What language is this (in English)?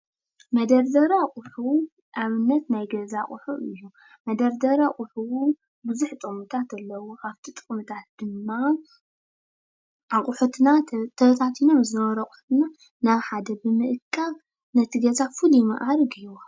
Tigrinya